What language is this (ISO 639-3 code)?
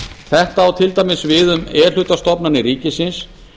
isl